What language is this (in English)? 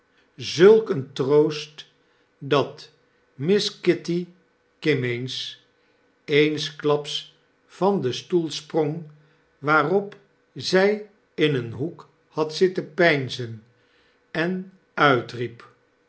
Dutch